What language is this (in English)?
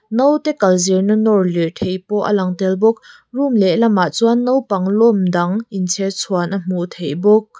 Mizo